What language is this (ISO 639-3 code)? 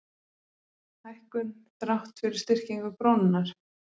isl